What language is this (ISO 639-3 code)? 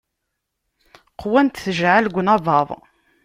kab